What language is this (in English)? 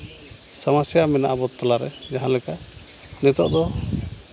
Santali